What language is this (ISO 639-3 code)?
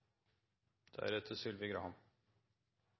nob